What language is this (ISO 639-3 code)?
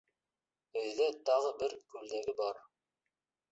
bak